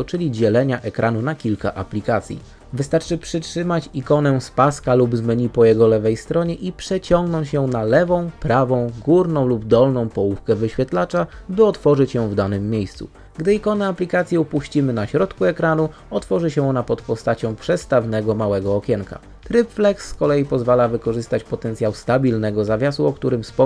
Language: Polish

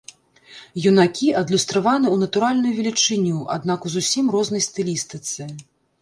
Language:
Belarusian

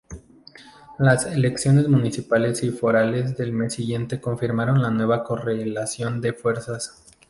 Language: Spanish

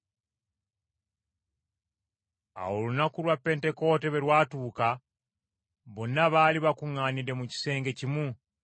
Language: Ganda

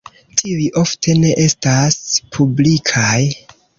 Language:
Esperanto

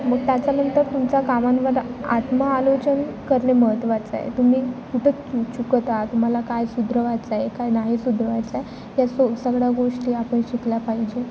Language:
Marathi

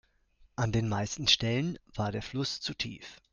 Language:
German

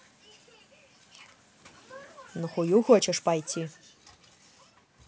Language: Russian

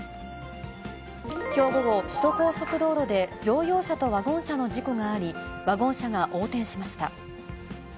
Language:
Japanese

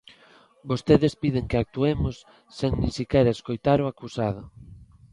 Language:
Galician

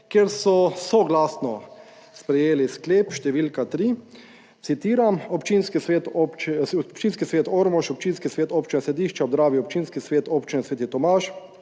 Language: Slovenian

